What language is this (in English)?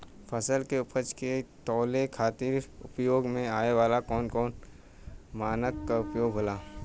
Bhojpuri